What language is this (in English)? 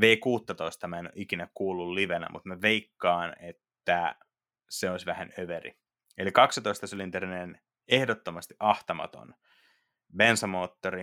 Finnish